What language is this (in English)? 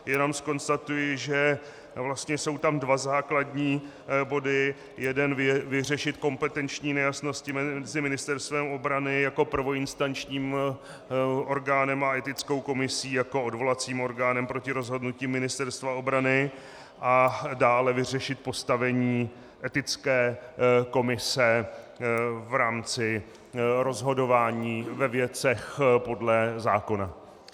Czech